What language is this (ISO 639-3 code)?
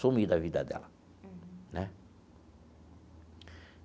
por